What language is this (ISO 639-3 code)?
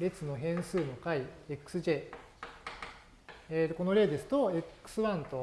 jpn